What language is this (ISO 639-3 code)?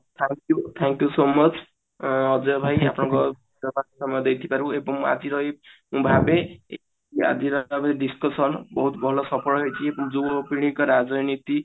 ori